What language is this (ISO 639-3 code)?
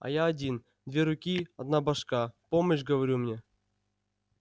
rus